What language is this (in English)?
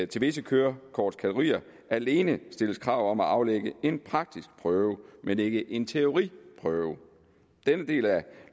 Danish